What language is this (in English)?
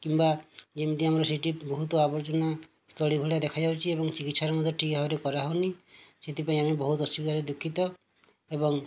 Odia